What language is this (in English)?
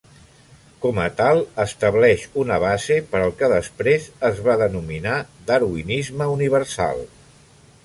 Catalan